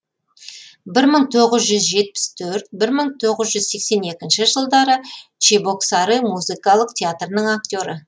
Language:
Kazakh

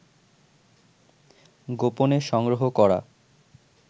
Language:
Bangla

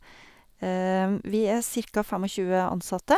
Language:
Norwegian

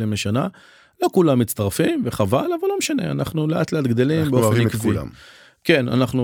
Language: Hebrew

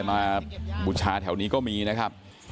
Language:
Thai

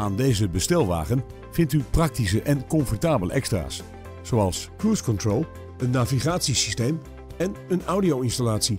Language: Dutch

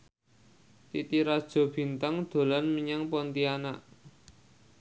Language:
Javanese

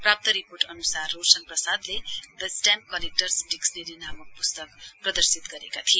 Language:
Nepali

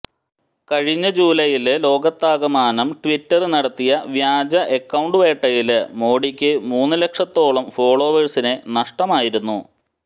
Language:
Malayalam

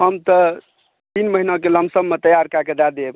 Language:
Maithili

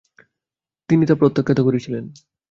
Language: Bangla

